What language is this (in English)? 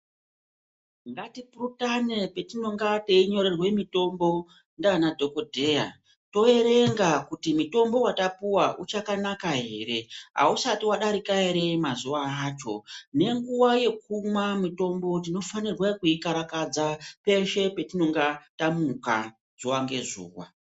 Ndau